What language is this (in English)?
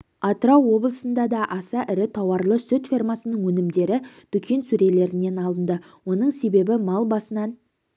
Kazakh